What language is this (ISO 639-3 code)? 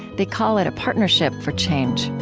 eng